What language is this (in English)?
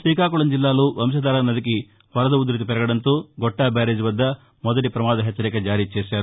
Telugu